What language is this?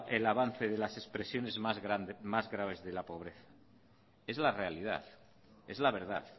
Spanish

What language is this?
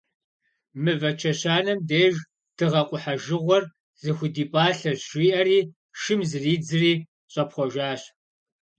Kabardian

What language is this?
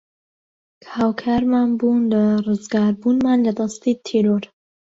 Central Kurdish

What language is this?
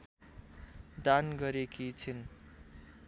Nepali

